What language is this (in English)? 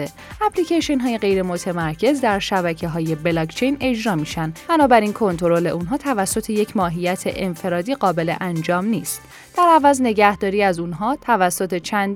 Persian